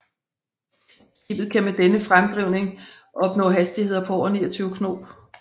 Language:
Danish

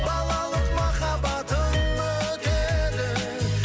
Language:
Kazakh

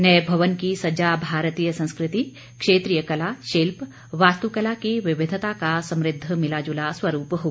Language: Hindi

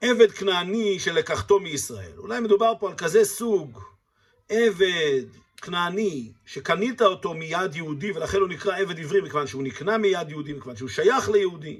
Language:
Hebrew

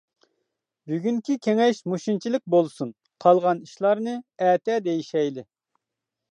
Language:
Uyghur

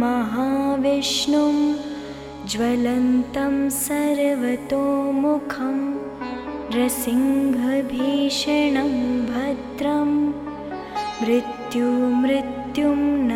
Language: Hindi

